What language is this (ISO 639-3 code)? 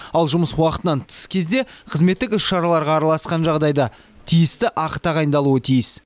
kaz